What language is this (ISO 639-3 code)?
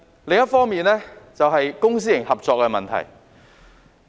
yue